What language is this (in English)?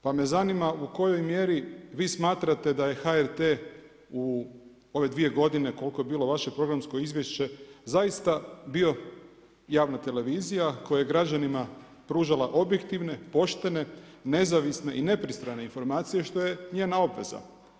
Croatian